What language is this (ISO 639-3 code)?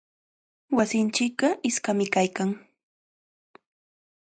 qvl